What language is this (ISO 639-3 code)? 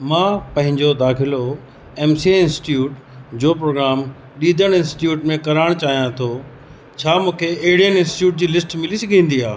snd